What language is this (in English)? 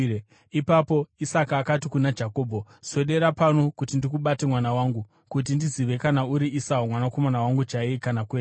Shona